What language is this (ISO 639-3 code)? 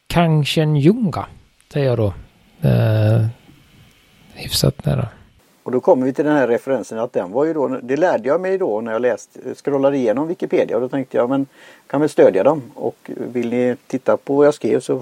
swe